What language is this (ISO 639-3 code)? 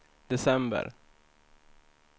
swe